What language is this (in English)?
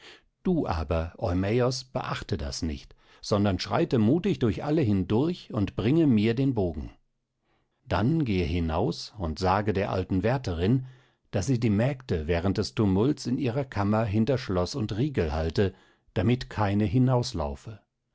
German